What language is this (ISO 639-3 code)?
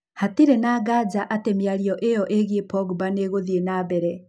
kik